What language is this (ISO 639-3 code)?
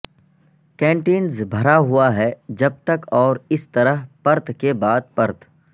urd